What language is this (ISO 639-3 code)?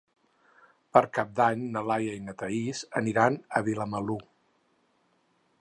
cat